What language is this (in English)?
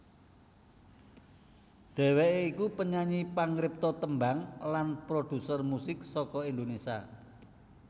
Javanese